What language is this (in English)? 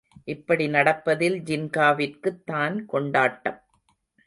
Tamil